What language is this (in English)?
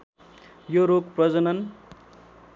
Nepali